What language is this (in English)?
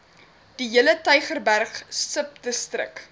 Afrikaans